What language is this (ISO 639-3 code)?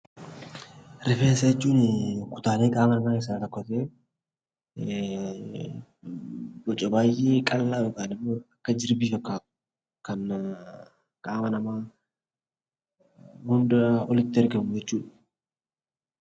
orm